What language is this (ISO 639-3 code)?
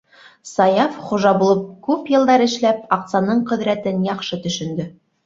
bak